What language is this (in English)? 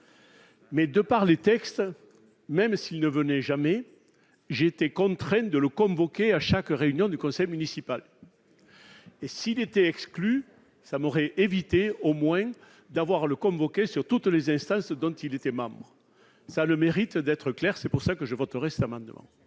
French